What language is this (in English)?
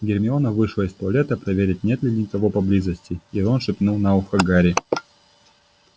Russian